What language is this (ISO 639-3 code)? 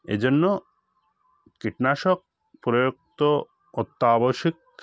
ben